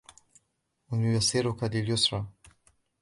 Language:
Arabic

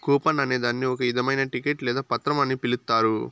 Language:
Telugu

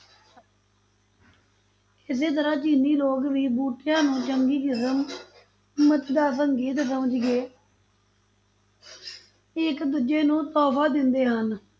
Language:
Punjabi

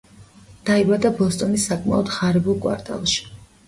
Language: Georgian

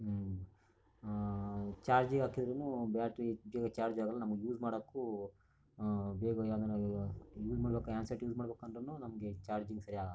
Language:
Kannada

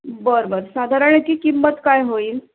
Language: Marathi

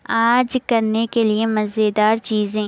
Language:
Urdu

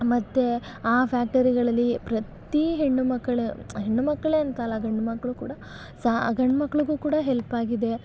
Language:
Kannada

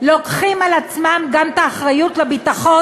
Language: Hebrew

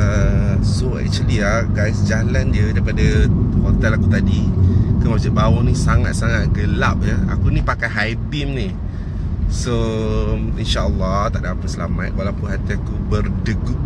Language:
Malay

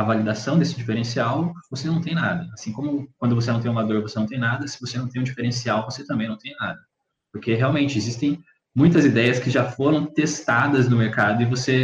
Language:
Portuguese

